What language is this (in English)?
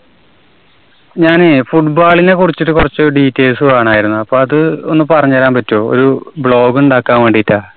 Malayalam